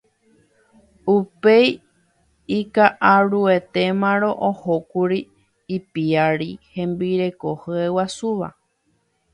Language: Guarani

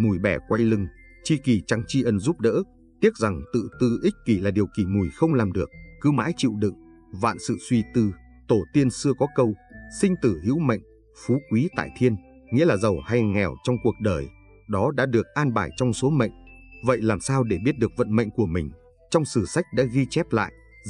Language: Vietnamese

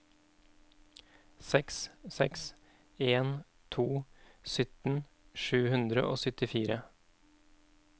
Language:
Norwegian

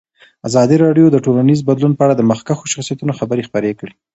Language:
Pashto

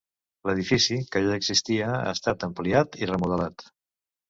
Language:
Catalan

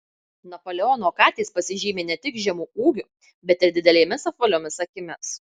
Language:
Lithuanian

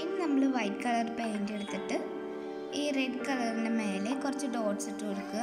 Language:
Thai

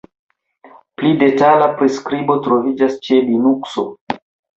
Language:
Esperanto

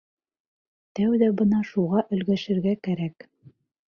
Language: Bashkir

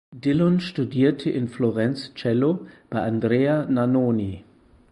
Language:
German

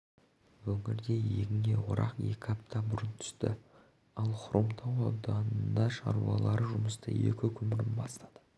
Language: Kazakh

